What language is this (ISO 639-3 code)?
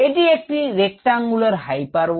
ben